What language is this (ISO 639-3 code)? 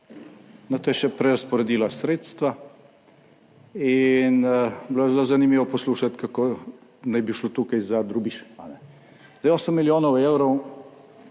slv